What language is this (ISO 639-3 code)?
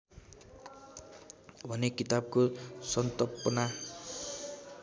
nep